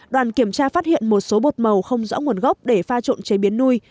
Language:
Vietnamese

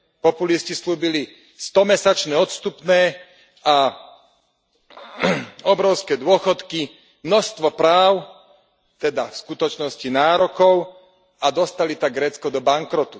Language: Slovak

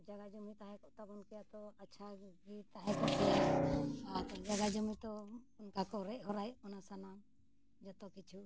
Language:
Santali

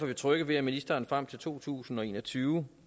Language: Danish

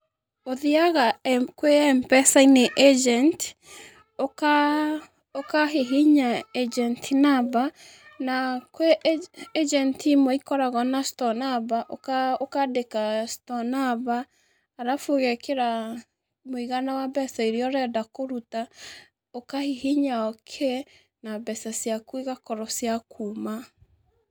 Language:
Kikuyu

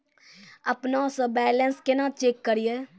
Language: Maithili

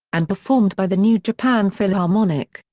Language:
English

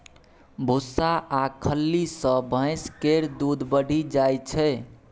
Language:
Maithili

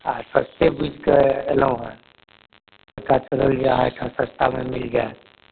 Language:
Maithili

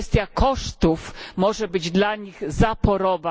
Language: Polish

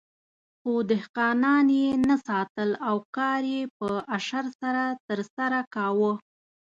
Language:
Pashto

